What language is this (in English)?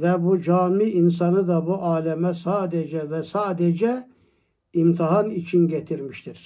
Turkish